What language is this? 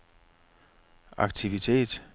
Danish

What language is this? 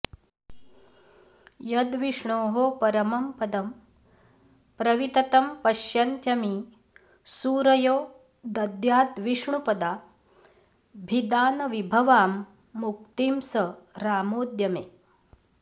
Sanskrit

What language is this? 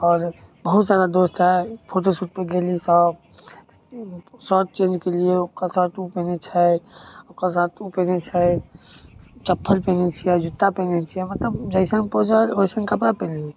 Maithili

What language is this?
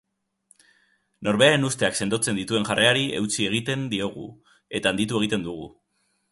Basque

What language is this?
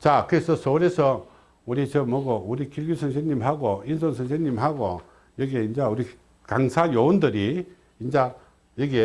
Korean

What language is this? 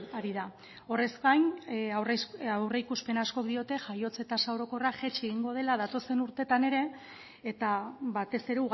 Basque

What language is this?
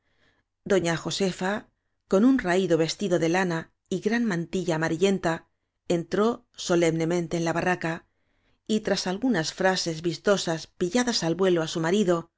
Spanish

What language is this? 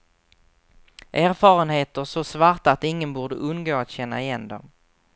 Swedish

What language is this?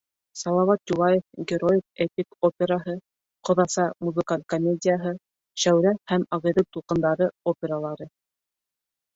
Bashkir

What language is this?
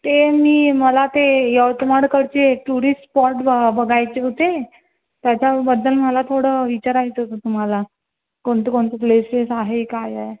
Marathi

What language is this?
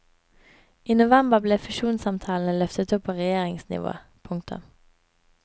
Norwegian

